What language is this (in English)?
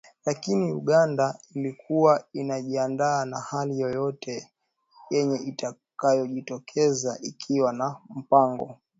Swahili